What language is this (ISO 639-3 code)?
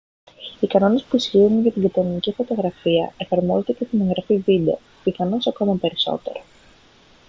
ell